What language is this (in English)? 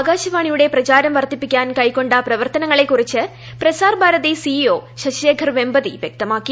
Malayalam